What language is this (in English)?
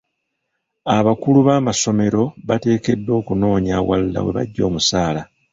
Ganda